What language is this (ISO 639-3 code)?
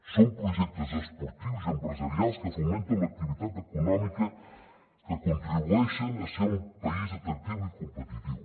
cat